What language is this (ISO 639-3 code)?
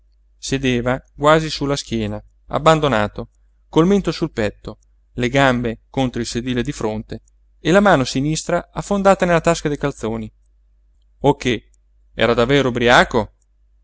ita